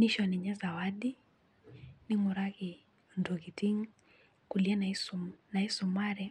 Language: Masai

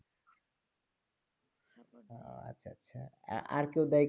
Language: Bangla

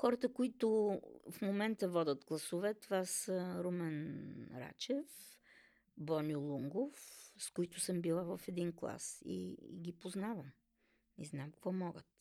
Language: Bulgarian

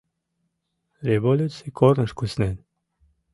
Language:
Mari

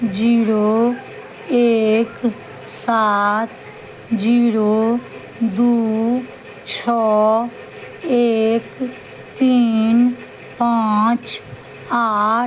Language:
Maithili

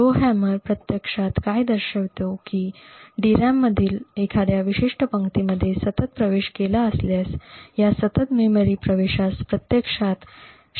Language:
Marathi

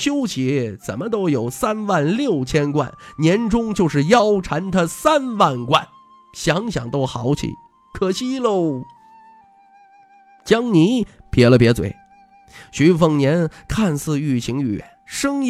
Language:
Chinese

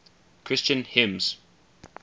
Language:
English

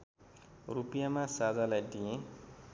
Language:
Nepali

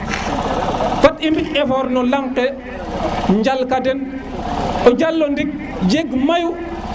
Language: Serer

